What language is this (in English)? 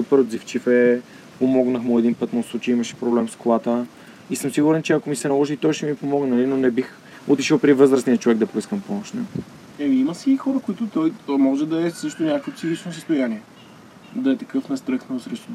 Bulgarian